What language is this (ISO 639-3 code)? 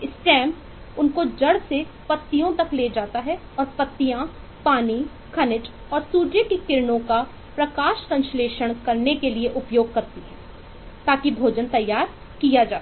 hin